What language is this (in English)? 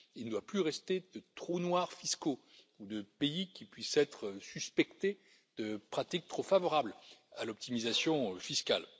French